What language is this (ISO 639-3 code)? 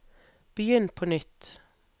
nor